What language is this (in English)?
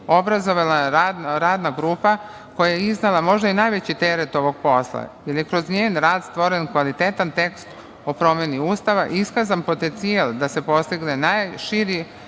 Serbian